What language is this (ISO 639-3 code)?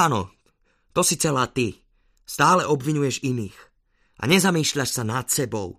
slk